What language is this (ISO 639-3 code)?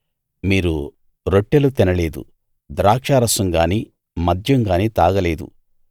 tel